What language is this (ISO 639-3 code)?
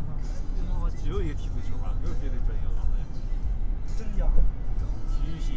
zho